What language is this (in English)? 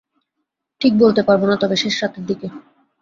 Bangla